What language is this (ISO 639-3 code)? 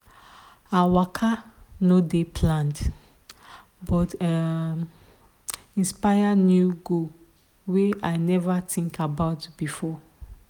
pcm